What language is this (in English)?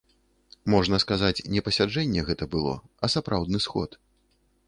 Belarusian